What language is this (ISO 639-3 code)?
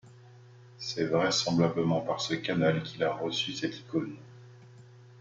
fra